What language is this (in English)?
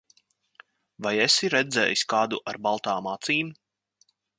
Latvian